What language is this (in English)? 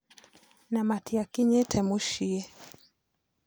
Kikuyu